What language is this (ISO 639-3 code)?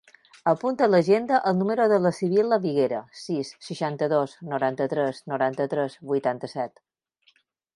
cat